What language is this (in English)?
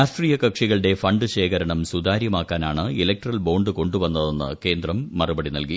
Malayalam